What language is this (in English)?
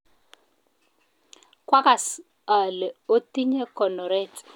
Kalenjin